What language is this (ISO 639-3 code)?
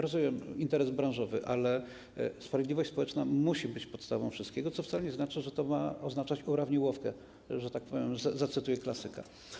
pol